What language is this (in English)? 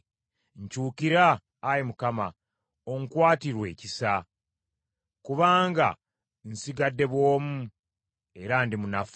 Ganda